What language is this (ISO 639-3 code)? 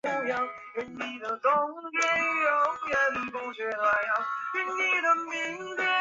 zho